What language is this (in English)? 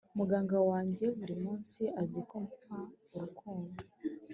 Kinyarwanda